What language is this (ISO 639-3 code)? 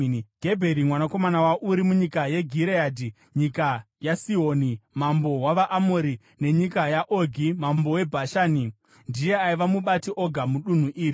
sna